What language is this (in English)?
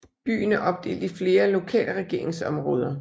Danish